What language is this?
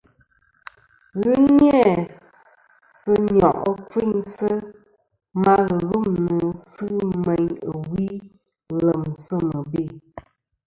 Kom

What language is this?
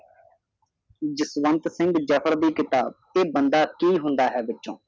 Punjabi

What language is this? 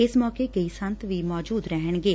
Punjabi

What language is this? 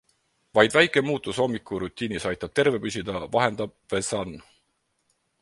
Estonian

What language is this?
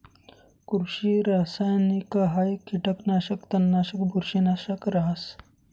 Marathi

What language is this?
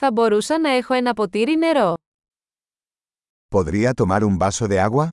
Greek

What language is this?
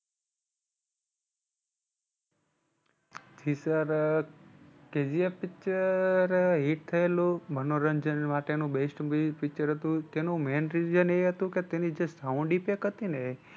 Gujarati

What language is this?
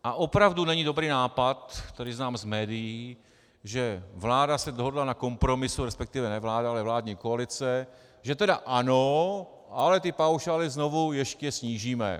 Czech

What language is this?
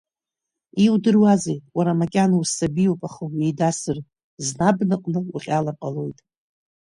Abkhazian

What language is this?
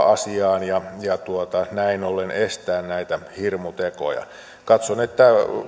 Finnish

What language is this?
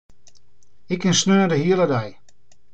Western Frisian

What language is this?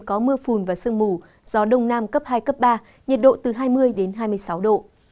Vietnamese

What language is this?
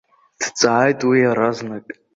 Abkhazian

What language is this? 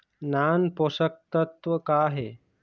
Chhattisgarhi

